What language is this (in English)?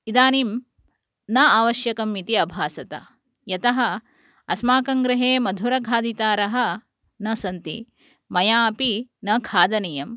Sanskrit